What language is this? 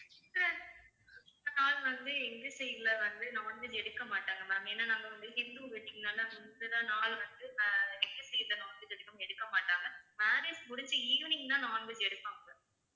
Tamil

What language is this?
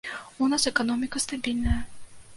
Belarusian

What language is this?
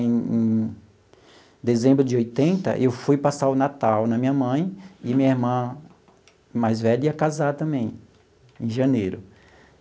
Portuguese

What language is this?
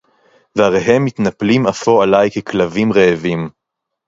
Hebrew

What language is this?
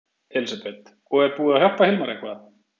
Icelandic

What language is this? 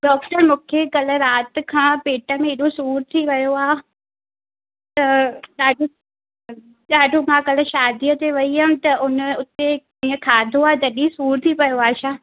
Sindhi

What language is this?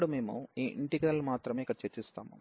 Telugu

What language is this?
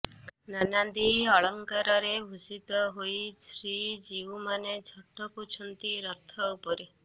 Odia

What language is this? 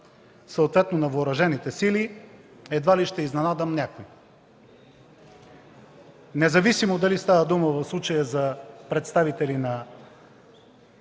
Bulgarian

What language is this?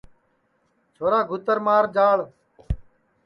Sansi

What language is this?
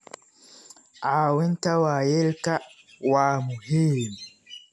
Somali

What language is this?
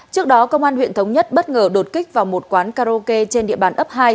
Vietnamese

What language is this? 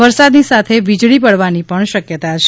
Gujarati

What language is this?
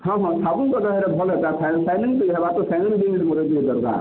Odia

